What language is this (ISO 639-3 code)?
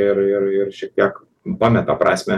lit